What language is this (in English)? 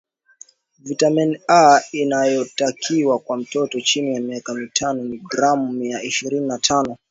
Swahili